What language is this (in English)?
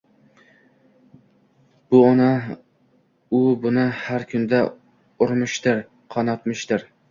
Uzbek